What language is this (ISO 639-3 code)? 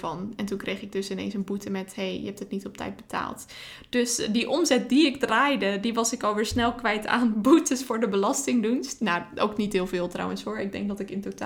nld